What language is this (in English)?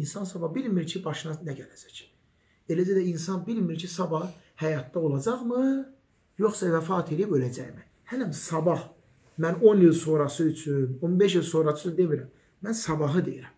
Turkish